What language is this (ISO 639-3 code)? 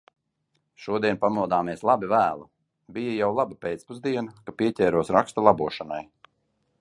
lav